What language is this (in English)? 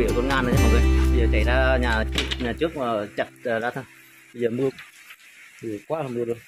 Vietnamese